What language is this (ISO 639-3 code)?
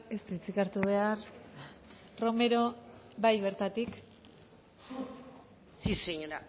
eus